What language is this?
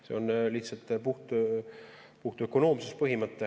Estonian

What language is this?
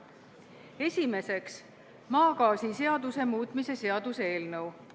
Estonian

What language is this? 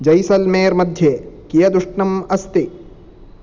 Sanskrit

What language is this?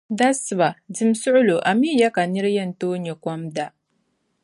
Dagbani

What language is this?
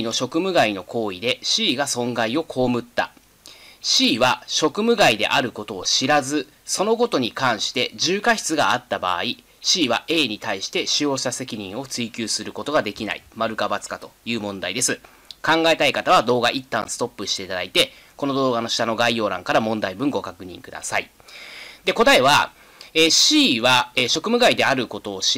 Japanese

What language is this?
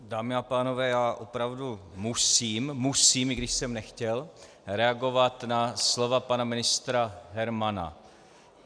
Czech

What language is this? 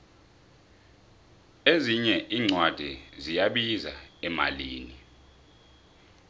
South Ndebele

